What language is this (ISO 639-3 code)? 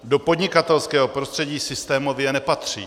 ces